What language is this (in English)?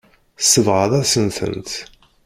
Kabyle